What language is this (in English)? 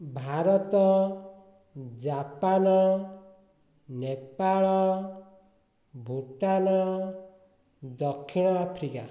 Odia